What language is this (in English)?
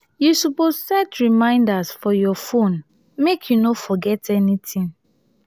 Nigerian Pidgin